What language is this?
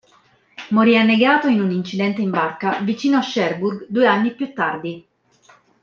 Italian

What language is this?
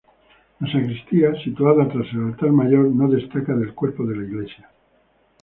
Spanish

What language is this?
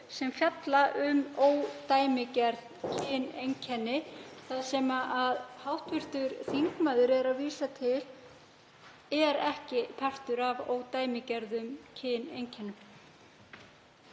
Icelandic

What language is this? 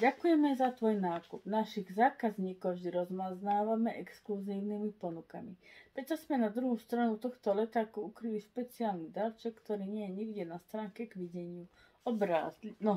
Czech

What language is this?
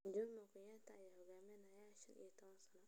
Somali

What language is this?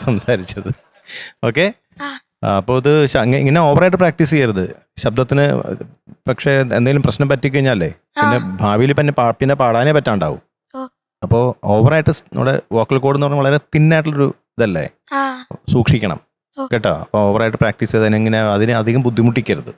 Malayalam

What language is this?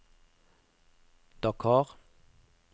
Norwegian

